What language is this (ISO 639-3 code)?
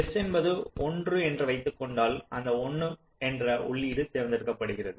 tam